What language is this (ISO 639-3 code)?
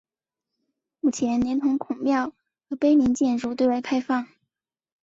zho